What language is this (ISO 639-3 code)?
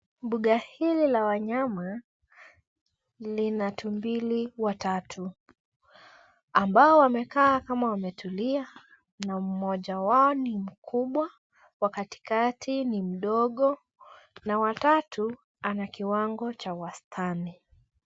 swa